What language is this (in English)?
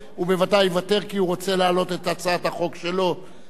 Hebrew